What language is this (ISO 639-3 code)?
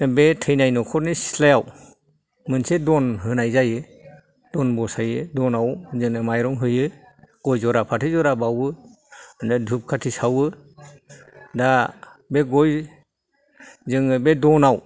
brx